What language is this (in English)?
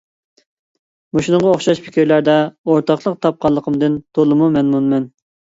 Uyghur